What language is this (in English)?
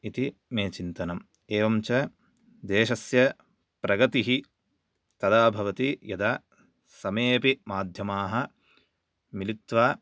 Sanskrit